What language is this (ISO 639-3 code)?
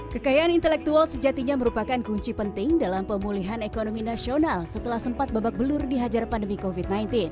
ind